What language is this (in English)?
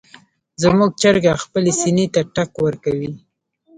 Pashto